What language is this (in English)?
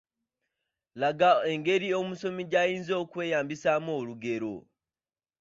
Ganda